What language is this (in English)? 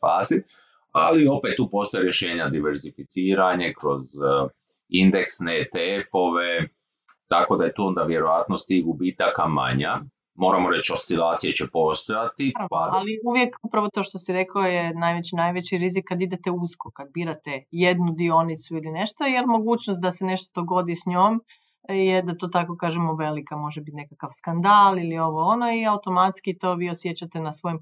Croatian